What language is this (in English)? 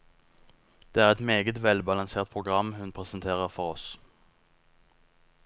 Norwegian